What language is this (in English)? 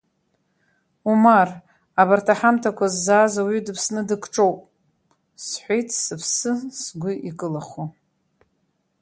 Abkhazian